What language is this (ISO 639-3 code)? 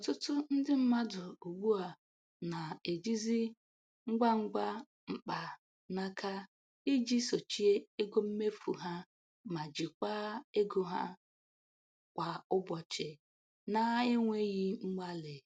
ibo